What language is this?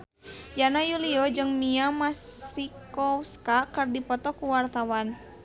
Sundanese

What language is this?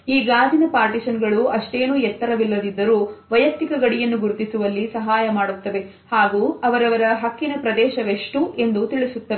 Kannada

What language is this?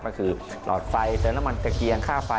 Thai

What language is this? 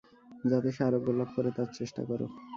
Bangla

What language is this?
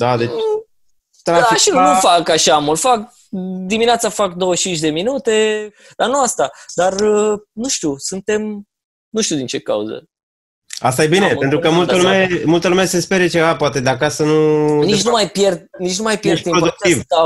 Romanian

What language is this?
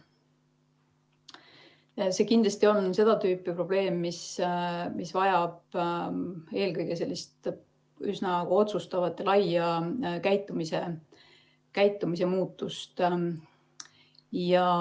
Estonian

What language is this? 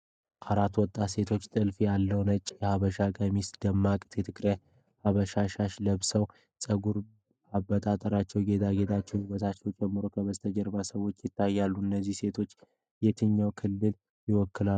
Amharic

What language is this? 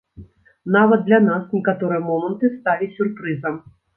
Belarusian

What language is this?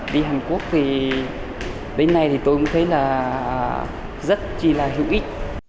Vietnamese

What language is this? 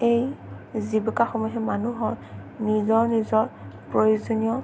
Assamese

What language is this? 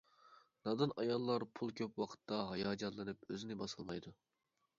Uyghur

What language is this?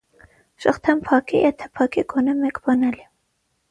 Armenian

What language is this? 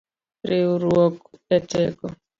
Luo (Kenya and Tanzania)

